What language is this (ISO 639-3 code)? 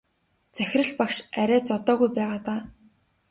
mon